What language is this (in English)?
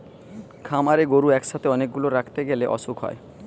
Bangla